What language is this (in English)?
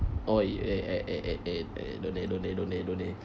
English